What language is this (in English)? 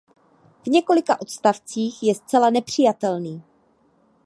Czech